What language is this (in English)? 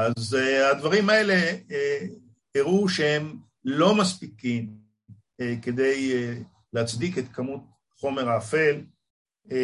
Hebrew